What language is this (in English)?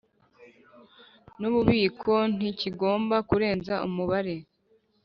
Kinyarwanda